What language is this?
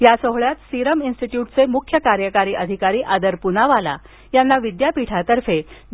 Marathi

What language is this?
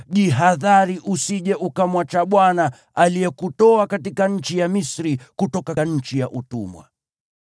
Swahili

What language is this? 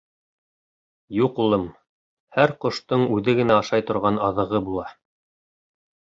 Bashkir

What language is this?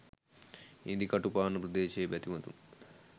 Sinhala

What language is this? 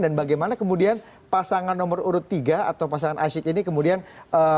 Indonesian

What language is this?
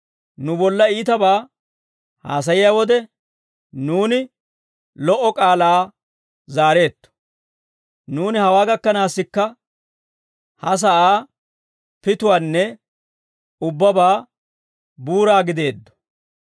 Dawro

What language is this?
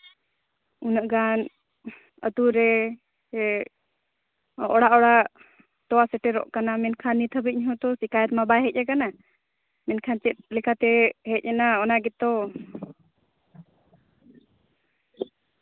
Santali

